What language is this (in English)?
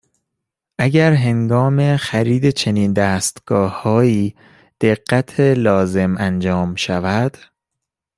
Persian